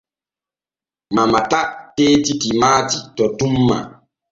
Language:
Borgu Fulfulde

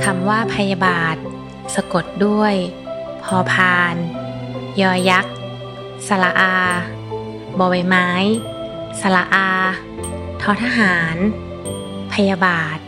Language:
Thai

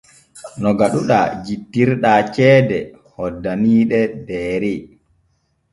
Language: Borgu Fulfulde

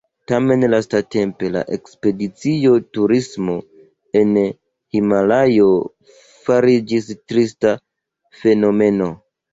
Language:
Esperanto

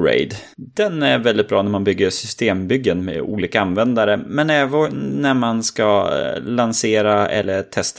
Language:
Swedish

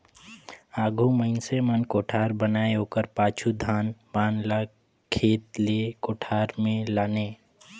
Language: Chhattisgarhi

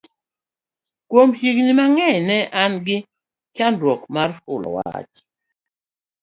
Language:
Luo (Kenya and Tanzania)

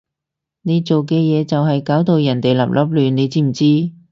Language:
Cantonese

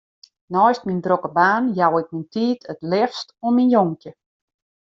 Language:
Western Frisian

